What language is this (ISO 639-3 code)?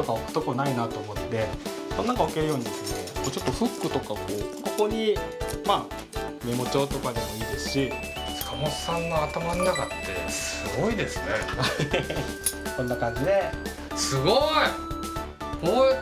jpn